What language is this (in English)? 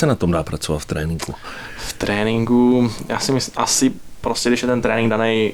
Czech